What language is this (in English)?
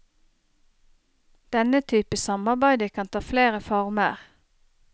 Norwegian